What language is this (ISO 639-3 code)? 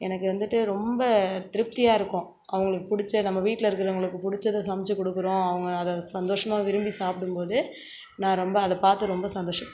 tam